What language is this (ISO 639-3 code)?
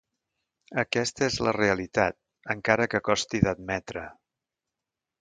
cat